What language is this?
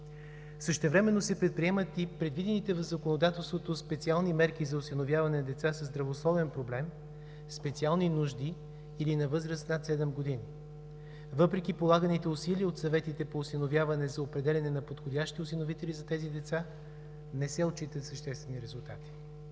Bulgarian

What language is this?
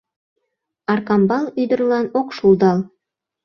Mari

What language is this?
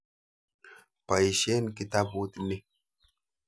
Kalenjin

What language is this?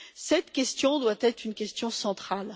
French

